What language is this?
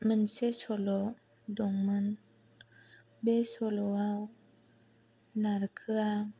Bodo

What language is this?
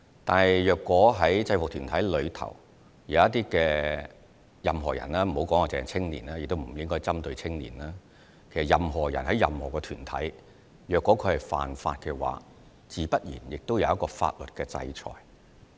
Cantonese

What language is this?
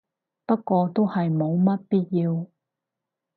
Cantonese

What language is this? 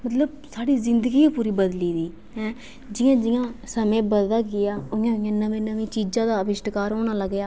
Dogri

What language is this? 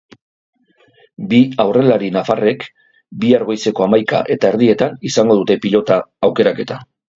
Basque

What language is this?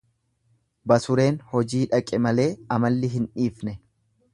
Oromo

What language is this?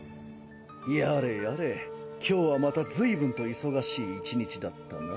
Japanese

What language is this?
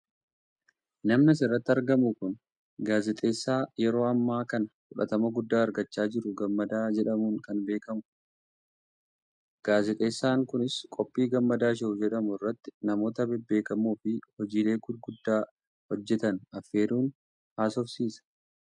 Oromo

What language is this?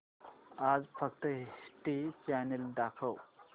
Marathi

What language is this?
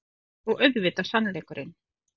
Icelandic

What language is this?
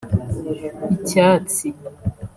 Kinyarwanda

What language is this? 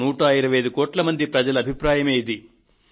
Telugu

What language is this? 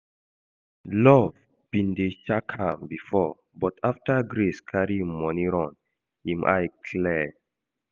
Nigerian Pidgin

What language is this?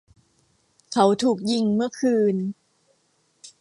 Thai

